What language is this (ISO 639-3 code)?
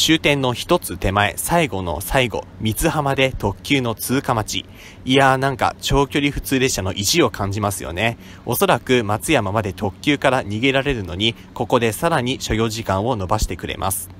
jpn